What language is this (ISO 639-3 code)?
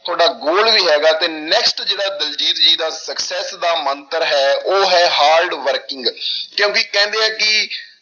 pan